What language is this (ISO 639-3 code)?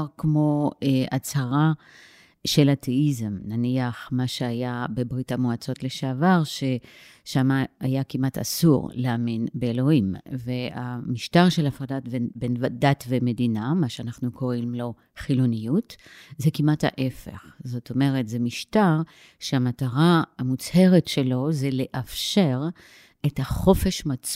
heb